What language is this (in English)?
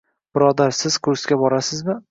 Uzbek